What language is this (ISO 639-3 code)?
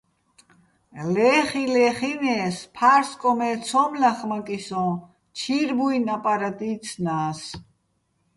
bbl